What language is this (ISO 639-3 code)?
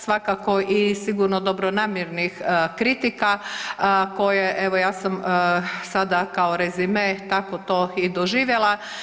hrv